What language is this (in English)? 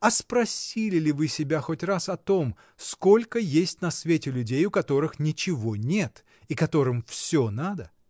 Russian